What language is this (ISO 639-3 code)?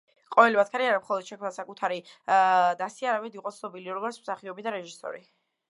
kat